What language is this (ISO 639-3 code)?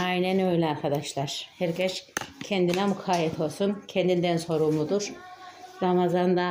tur